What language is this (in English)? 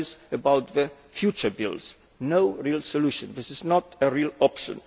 English